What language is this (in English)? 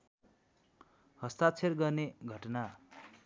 Nepali